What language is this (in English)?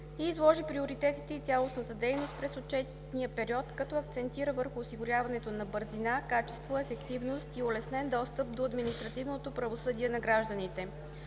Bulgarian